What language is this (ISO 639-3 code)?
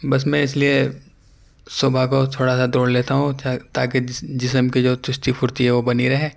urd